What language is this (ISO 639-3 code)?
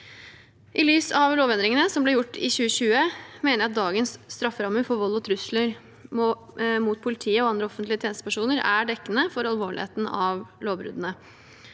nor